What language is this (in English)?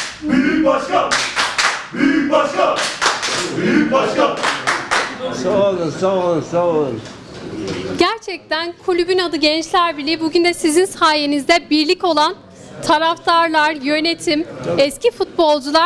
Turkish